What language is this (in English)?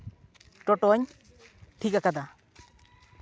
Santali